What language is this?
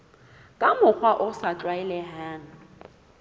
Southern Sotho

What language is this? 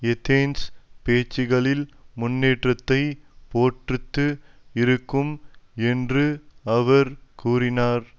Tamil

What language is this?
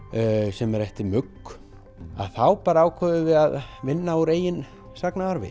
Icelandic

